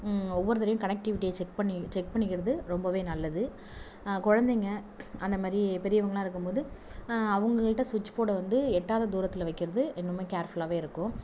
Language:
Tamil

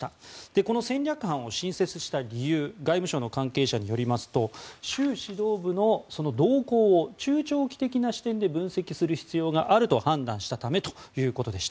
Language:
Japanese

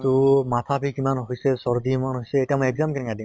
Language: Assamese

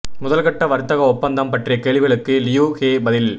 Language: Tamil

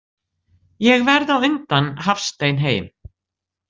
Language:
Icelandic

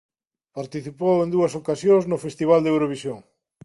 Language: Galician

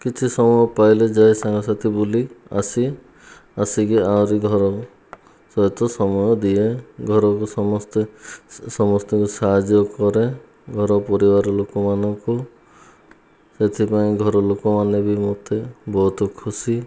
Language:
Odia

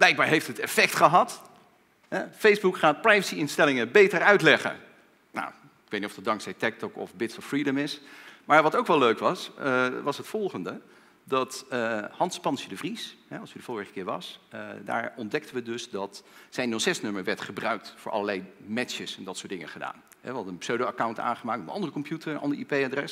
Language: Dutch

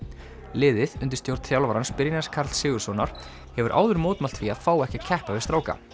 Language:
Icelandic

